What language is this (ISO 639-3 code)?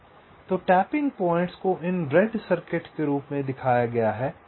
hin